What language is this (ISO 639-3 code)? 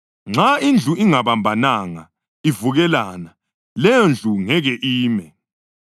nde